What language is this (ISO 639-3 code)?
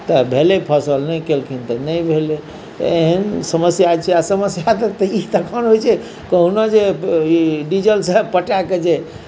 mai